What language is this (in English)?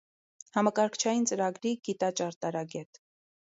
Armenian